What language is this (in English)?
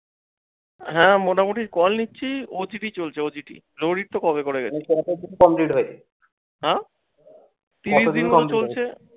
Bangla